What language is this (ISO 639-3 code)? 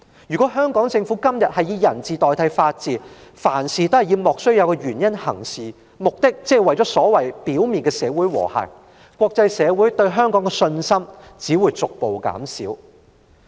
yue